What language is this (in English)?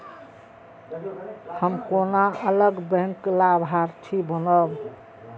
Maithili